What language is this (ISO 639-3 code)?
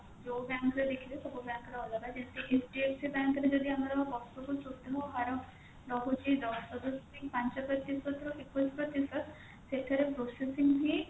ori